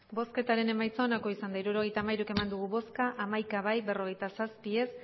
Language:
Basque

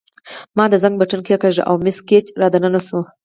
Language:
Pashto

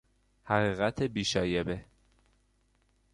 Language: Persian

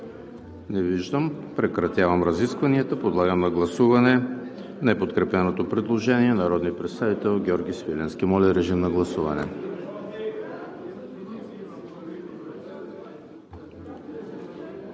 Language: Bulgarian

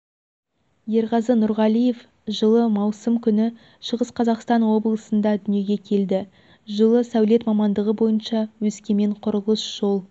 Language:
Kazakh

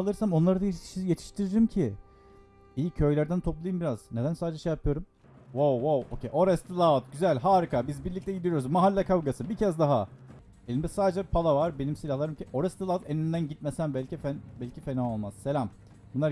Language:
Turkish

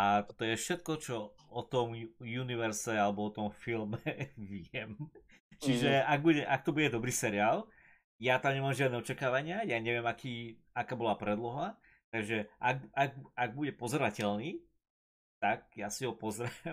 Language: Slovak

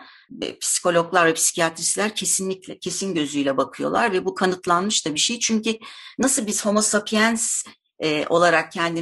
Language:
Turkish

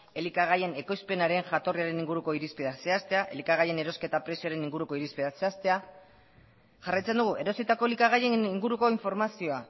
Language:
Basque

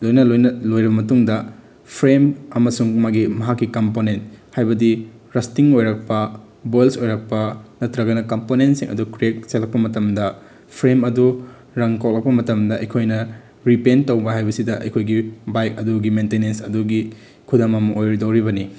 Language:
Manipuri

